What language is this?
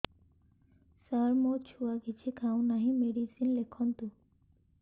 Odia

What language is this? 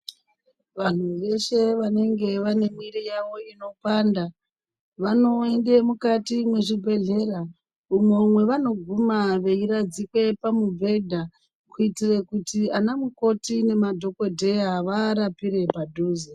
Ndau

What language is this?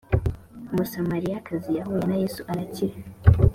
Kinyarwanda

